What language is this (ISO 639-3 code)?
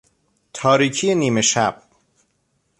fas